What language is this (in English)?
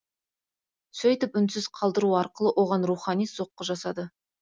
Kazakh